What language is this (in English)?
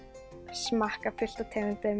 Icelandic